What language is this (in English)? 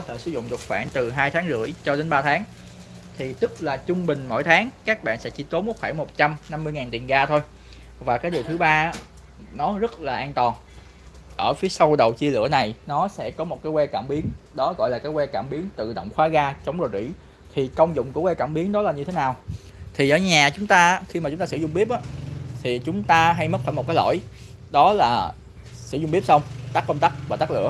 Vietnamese